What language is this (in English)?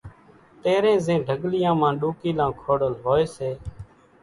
Kachi Koli